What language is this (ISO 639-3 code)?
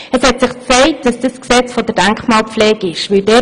gsw